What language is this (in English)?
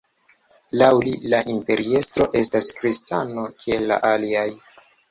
Esperanto